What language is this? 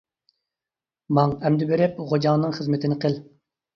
Uyghur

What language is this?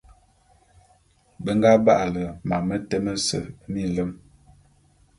Bulu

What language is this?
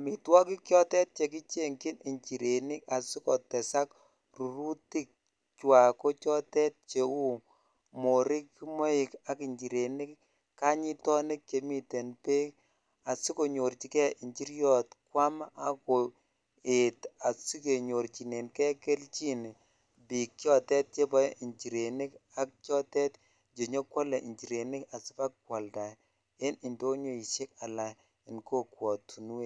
Kalenjin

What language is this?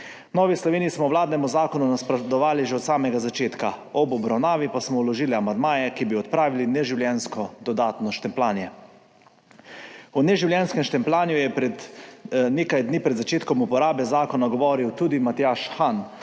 Slovenian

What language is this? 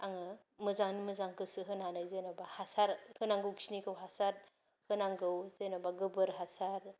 Bodo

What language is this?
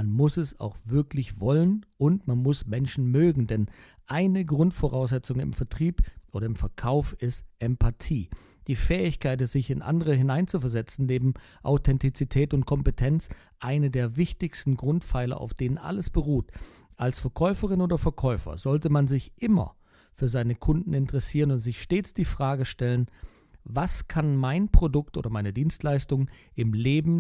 German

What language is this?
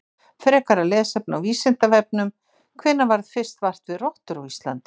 Icelandic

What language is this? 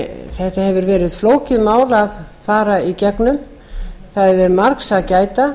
Icelandic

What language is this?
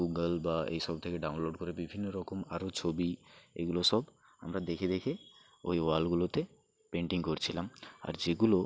Bangla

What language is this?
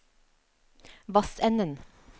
Norwegian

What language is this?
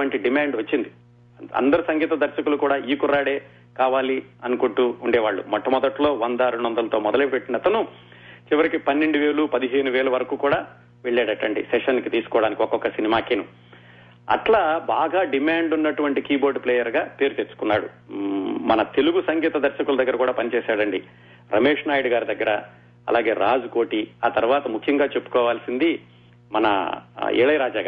Telugu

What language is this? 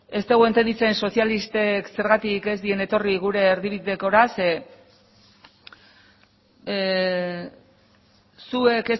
Basque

